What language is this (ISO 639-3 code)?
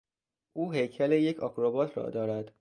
fas